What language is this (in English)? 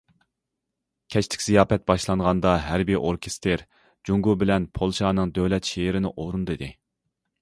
Uyghur